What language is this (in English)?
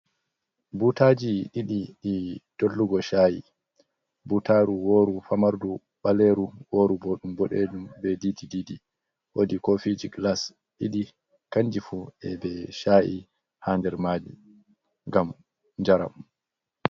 Fula